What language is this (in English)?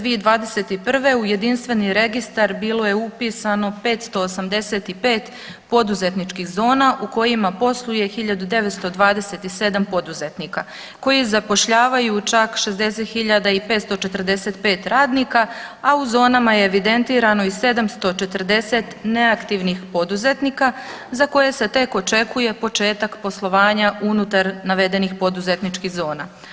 Croatian